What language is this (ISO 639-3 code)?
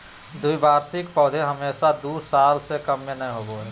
mag